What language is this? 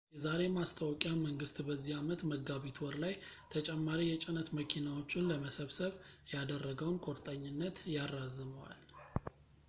Amharic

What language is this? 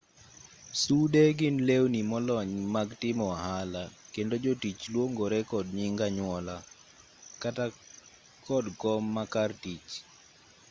Luo (Kenya and Tanzania)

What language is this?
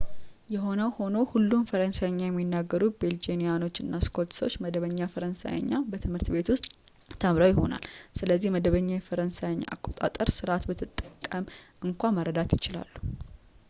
Amharic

